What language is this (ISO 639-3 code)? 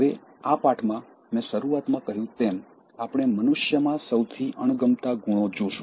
guj